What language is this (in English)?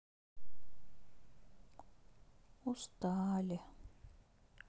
Russian